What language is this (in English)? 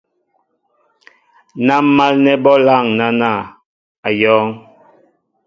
Mbo (Cameroon)